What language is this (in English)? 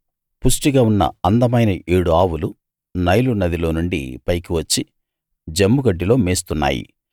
Telugu